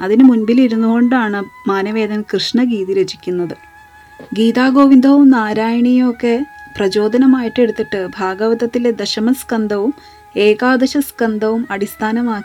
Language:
Malayalam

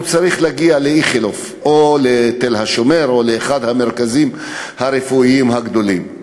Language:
Hebrew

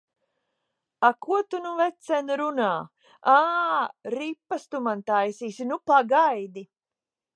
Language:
Latvian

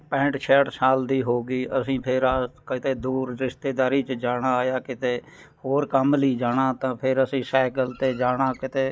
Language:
Punjabi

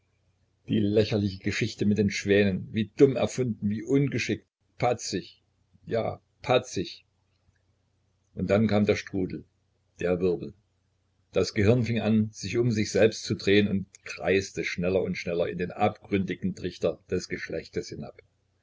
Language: German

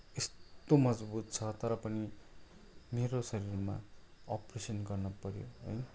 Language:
Nepali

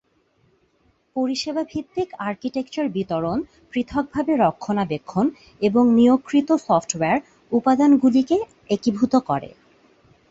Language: Bangla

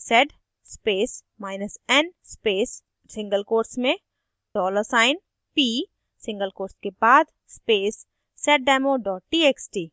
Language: Hindi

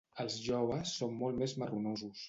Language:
Catalan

